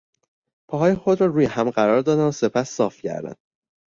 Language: Persian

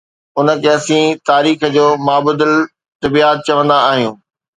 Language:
Sindhi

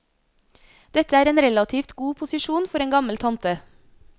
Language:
Norwegian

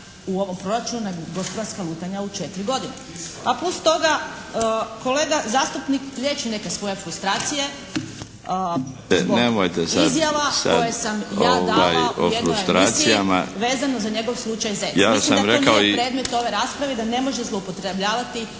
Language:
Croatian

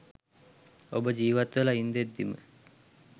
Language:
Sinhala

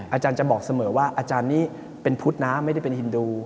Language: Thai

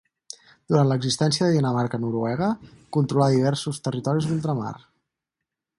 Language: Catalan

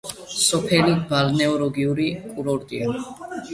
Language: Georgian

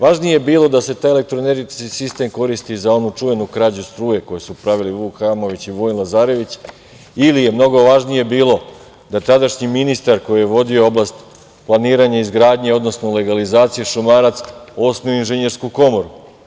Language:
Serbian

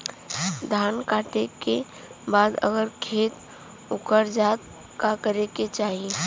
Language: Bhojpuri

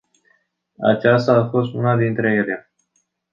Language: Romanian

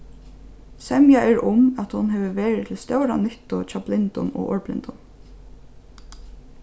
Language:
Faroese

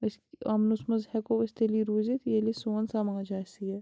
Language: Kashmiri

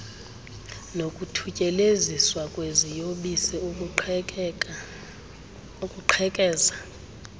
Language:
Xhosa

